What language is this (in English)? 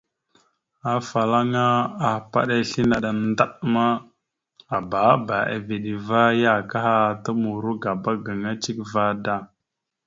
Mada (Cameroon)